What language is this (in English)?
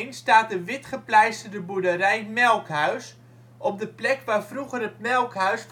Dutch